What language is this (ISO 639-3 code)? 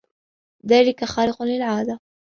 ara